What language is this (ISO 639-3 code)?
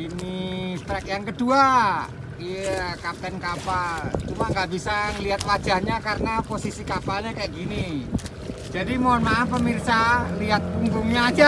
ind